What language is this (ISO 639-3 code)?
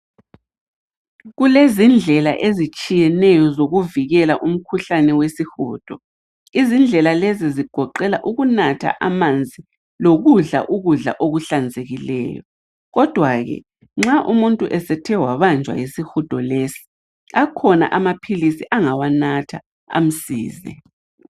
nde